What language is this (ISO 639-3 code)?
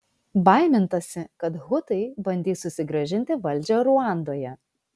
lit